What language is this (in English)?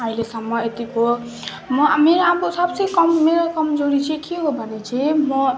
Nepali